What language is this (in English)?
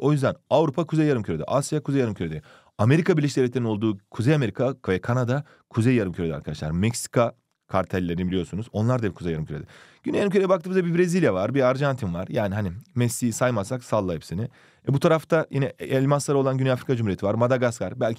Turkish